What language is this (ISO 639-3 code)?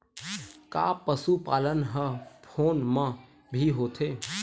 hne